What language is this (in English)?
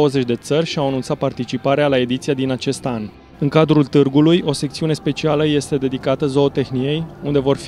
Romanian